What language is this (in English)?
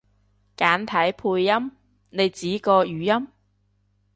Cantonese